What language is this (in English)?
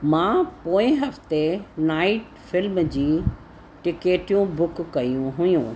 Sindhi